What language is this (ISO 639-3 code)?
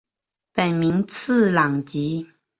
zho